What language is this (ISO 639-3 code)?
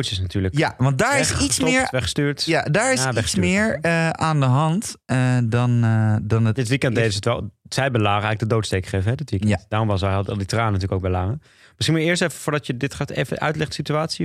nld